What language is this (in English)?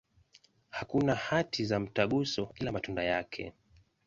Swahili